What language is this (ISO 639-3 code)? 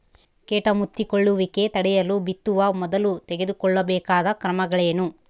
kan